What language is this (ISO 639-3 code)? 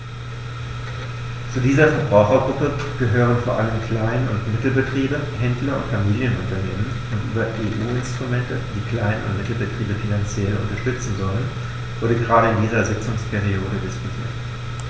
deu